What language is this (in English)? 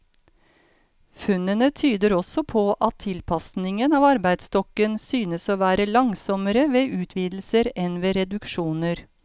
Norwegian